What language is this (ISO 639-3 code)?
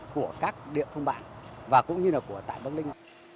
vie